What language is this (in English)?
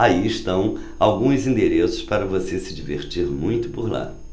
Portuguese